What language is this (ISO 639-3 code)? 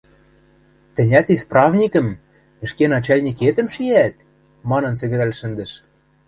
mrj